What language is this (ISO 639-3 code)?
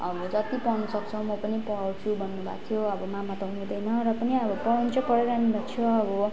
nep